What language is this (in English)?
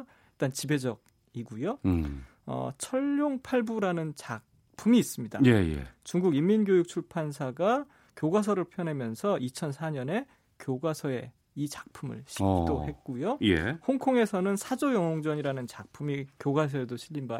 Korean